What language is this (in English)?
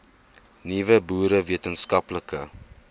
Afrikaans